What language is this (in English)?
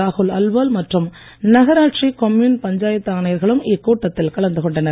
Tamil